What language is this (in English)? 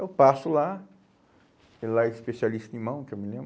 Portuguese